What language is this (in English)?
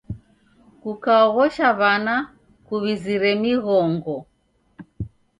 Taita